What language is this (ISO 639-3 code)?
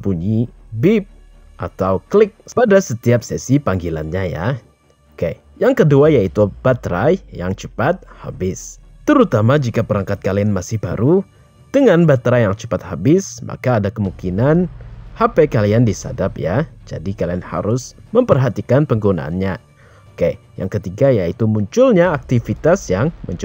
ind